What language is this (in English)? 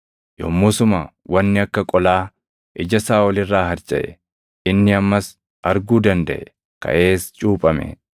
Oromo